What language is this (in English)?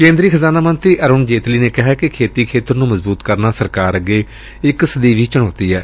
Punjabi